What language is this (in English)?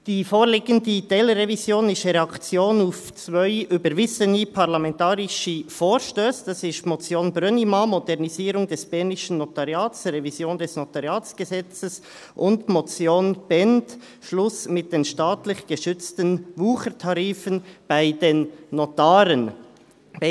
Swiss German